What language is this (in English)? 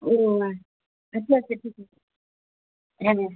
Bangla